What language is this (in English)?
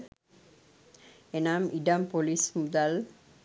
Sinhala